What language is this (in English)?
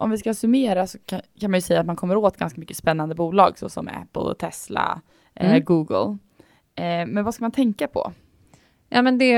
Swedish